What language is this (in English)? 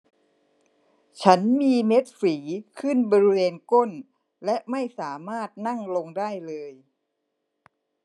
Thai